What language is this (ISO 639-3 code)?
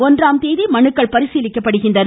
tam